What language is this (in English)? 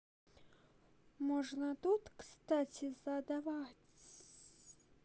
Russian